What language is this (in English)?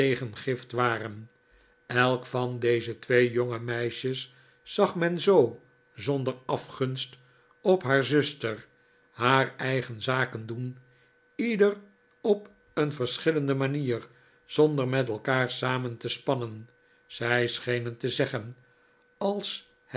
Dutch